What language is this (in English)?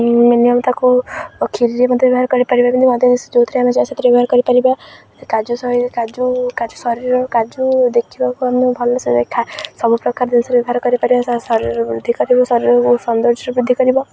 Odia